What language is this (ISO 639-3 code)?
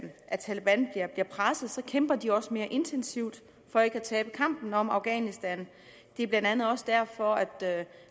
dan